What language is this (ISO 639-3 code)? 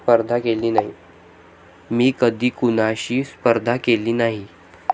mar